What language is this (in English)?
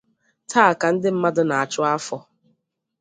Igbo